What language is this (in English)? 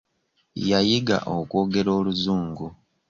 Ganda